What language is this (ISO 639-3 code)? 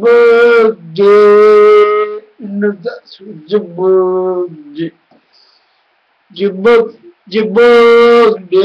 ara